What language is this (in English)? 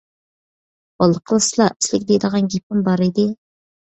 Uyghur